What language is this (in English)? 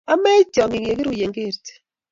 Kalenjin